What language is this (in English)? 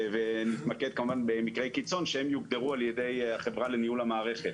Hebrew